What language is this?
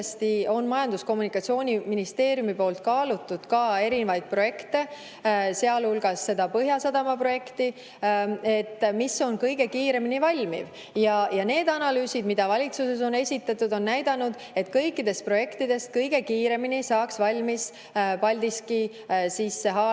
Estonian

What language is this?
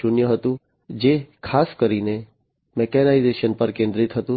Gujarati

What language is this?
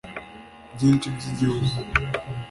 Kinyarwanda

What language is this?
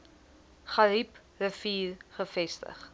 Afrikaans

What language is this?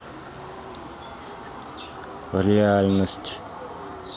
Russian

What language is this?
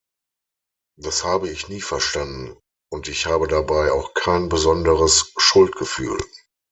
German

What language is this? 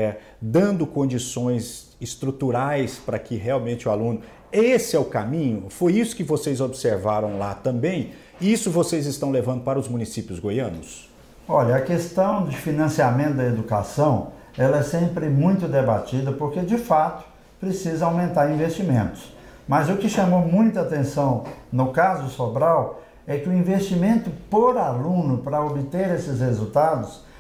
Portuguese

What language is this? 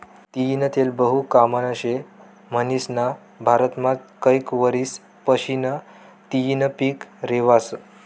Marathi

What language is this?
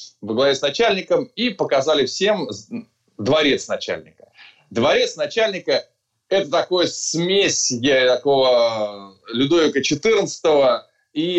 Russian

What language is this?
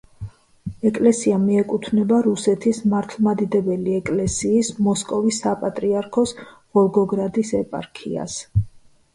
Georgian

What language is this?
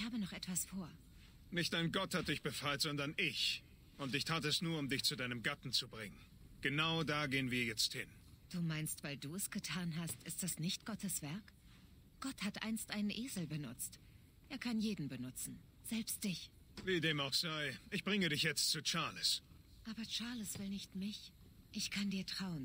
German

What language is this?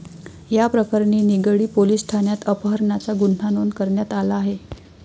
Marathi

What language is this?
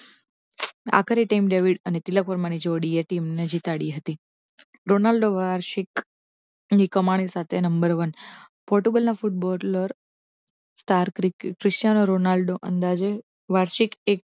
Gujarati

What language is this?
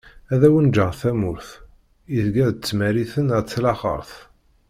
Kabyle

